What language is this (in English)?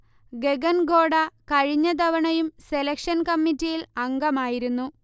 Malayalam